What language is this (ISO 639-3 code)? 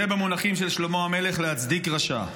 heb